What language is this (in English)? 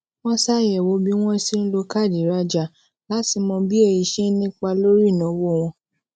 Yoruba